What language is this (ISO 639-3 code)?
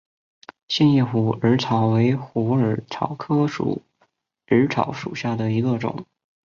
zho